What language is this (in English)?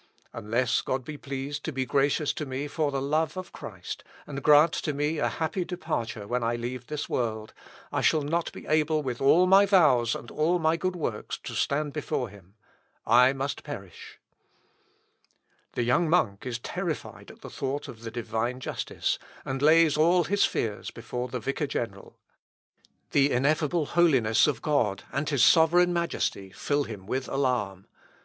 English